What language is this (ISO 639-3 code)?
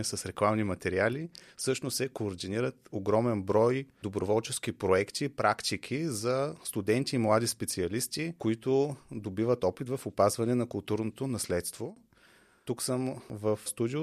bul